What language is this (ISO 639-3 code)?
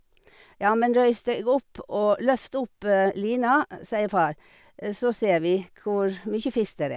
nor